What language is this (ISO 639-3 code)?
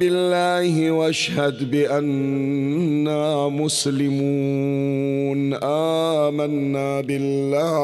ara